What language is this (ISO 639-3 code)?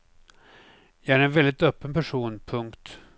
swe